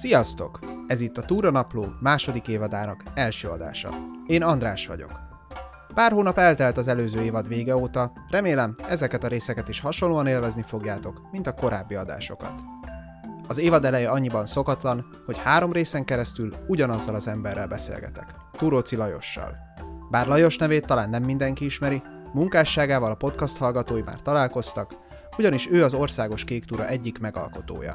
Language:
Hungarian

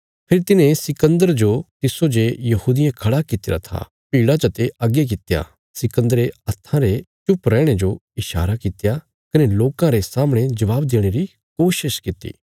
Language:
Bilaspuri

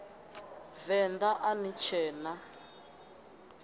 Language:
Venda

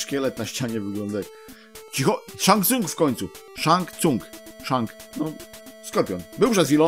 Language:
Polish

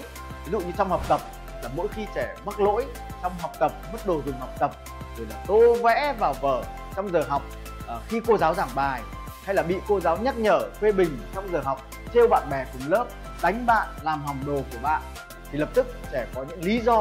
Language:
Vietnamese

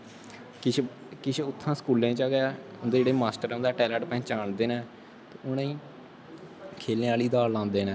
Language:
Dogri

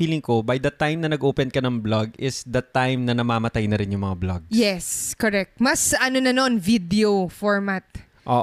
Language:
Filipino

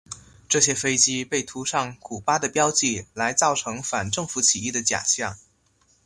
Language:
Chinese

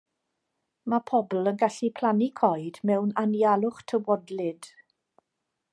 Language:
Welsh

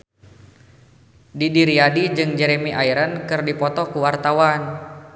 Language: Sundanese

